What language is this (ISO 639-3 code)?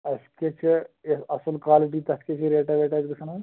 kas